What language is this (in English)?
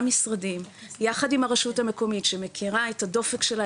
Hebrew